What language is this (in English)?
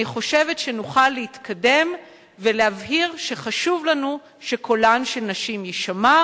Hebrew